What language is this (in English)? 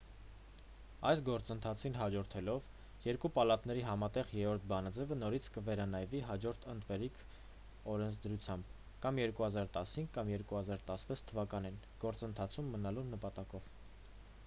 Armenian